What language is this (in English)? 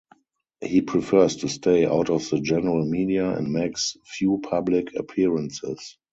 English